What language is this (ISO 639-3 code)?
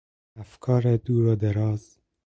fas